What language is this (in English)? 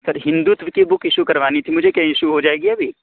Urdu